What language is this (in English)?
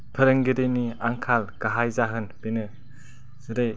Bodo